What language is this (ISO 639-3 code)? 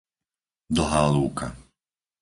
slk